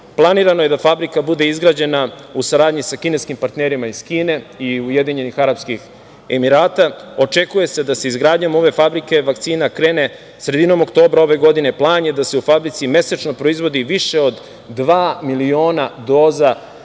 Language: Serbian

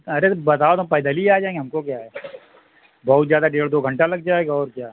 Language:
Urdu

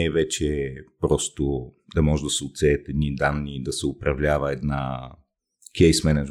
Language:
Bulgarian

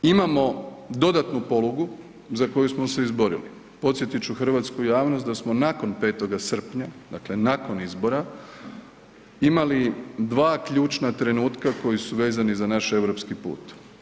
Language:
Croatian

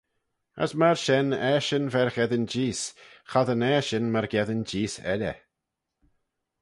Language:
Manx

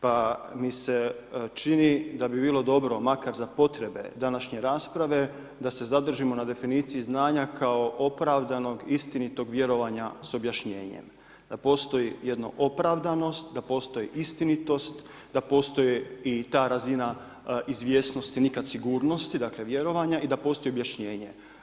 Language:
Croatian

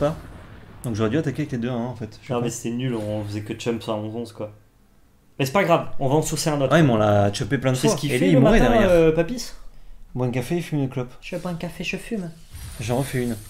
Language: French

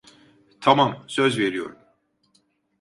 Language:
Turkish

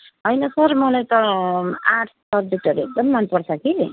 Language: Nepali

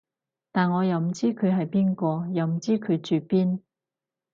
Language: Cantonese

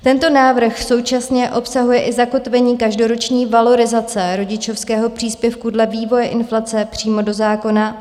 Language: Czech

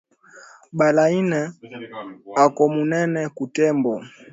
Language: Swahili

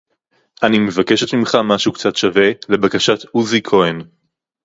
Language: Hebrew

